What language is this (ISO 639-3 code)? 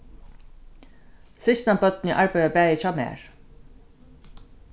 fao